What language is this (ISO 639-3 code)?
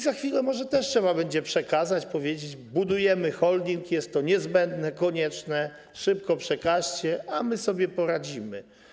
pol